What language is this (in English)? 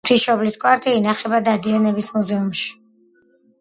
Georgian